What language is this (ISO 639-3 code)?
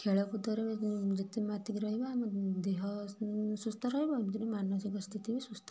ori